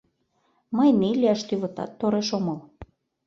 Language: Mari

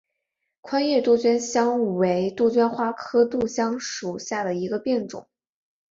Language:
Chinese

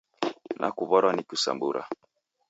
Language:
Taita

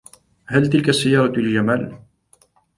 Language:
Arabic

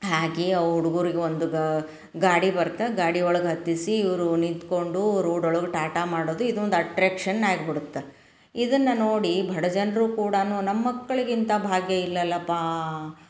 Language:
Kannada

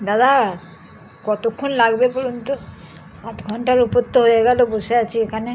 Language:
Bangla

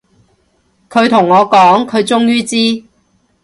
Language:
Cantonese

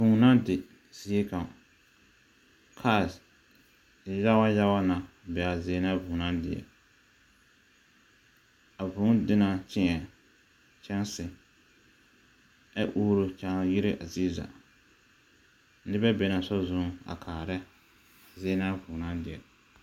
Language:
Southern Dagaare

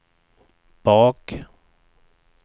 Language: Swedish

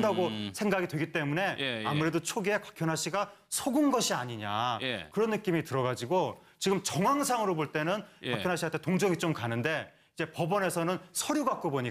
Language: Korean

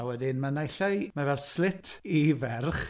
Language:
Welsh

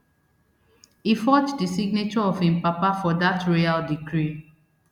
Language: Nigerian Pidgin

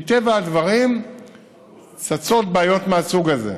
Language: Hebrew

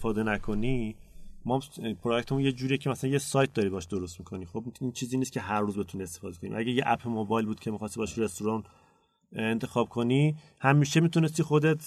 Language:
Persian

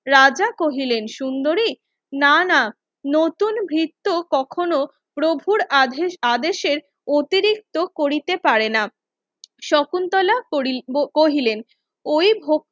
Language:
Bangla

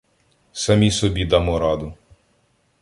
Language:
Ukrainian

